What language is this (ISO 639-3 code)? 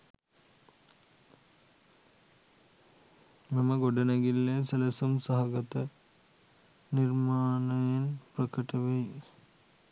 sin